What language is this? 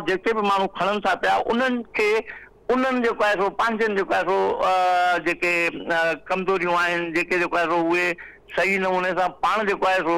Hindi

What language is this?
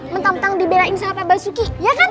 Indonesian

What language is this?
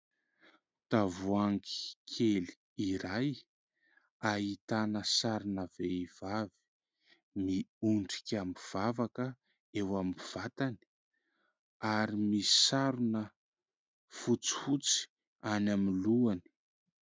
Malagasy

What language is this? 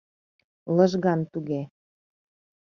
Mari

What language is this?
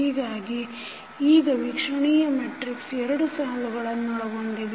Kannada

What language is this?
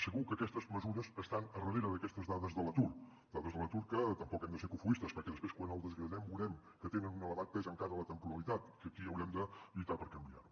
Catalan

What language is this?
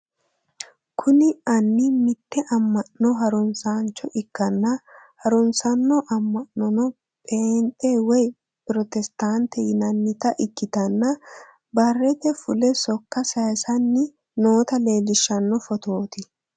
Sidamo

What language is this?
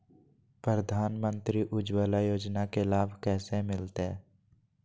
Magahi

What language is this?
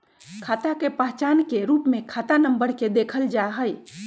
Magahi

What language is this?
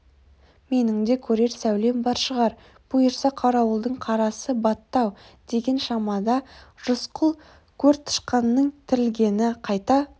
Kazakh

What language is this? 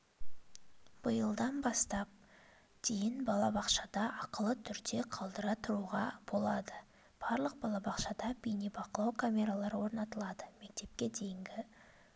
Kazakh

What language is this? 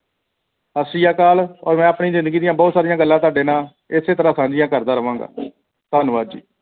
Punjabi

